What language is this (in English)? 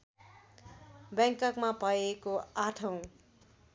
Nepali